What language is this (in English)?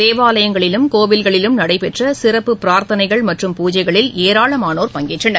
Tamil